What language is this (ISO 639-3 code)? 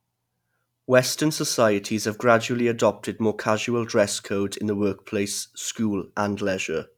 eng